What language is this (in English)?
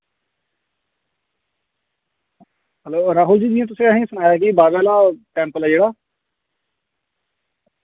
Dogri